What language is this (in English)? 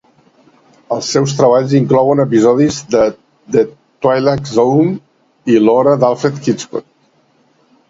Catalan